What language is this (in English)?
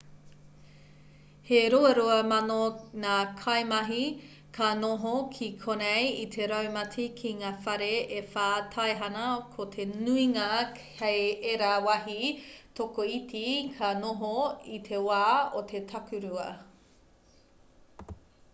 Māori